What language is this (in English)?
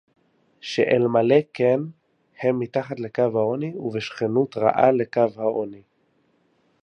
Hebrew